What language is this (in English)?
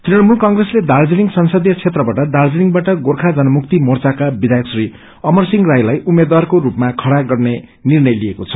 Nepali